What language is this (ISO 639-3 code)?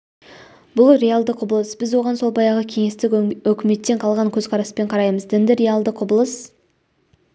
kaz